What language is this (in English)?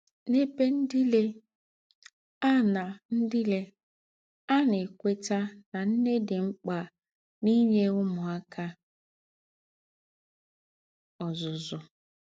Igbo